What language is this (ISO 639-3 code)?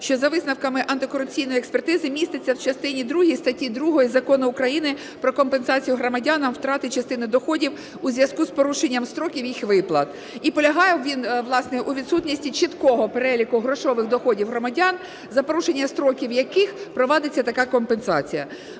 ukr